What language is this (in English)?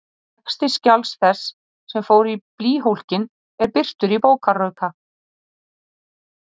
Icelandic